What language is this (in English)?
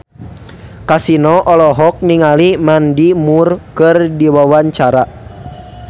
Sundanese